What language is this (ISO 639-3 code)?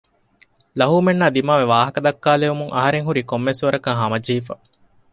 div